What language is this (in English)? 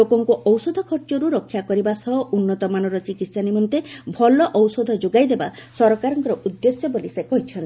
Odia